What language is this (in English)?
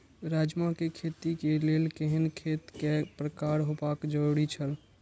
Maithili